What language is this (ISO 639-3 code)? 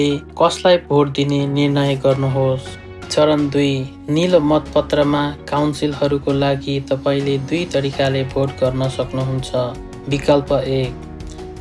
fra